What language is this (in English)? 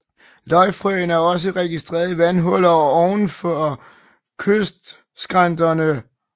Danish